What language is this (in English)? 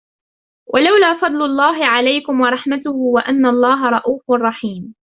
Arabic